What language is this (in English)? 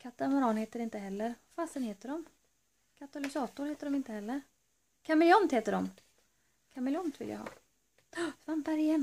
Swedish